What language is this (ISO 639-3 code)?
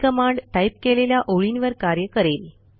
mar